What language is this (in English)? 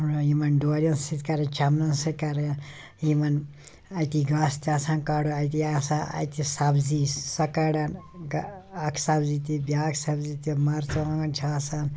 Kashmiri